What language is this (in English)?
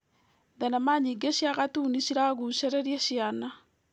Kikuyu